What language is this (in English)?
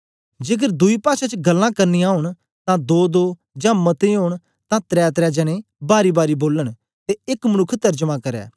Dogri